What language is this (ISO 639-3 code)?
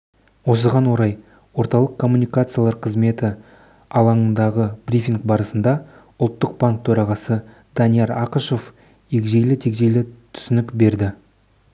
kaz